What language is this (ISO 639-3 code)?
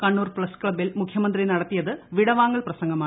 mal